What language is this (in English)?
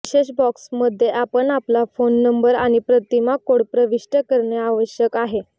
Marathi